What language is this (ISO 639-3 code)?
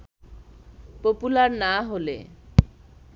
ben